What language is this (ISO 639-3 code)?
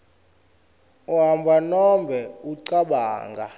ssw